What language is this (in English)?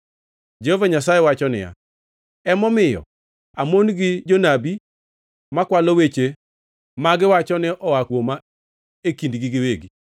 Luo (Kenya and Tanzania)